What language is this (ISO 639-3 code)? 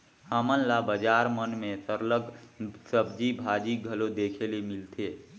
hne